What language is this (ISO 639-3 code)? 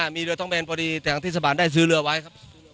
tha